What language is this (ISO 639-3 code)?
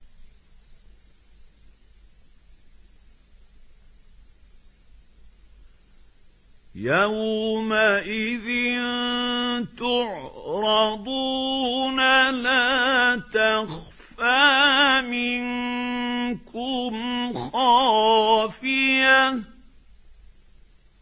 ara